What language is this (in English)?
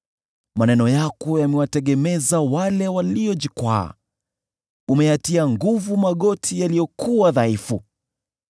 Swahili